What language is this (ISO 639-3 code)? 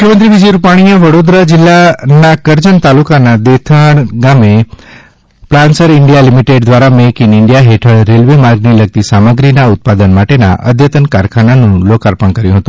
guj